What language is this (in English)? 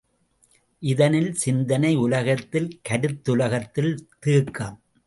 Tamil